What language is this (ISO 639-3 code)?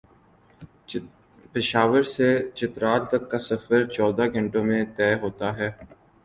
urd